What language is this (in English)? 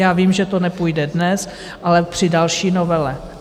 Czech